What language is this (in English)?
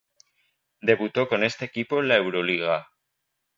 Spanish